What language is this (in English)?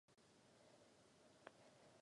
Czech